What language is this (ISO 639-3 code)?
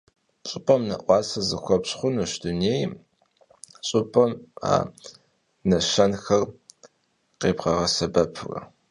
kbd